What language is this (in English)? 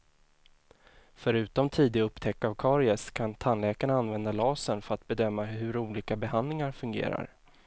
Swedish